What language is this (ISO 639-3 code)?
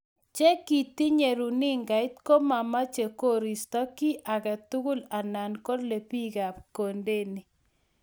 kln